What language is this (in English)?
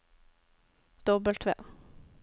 Norwegian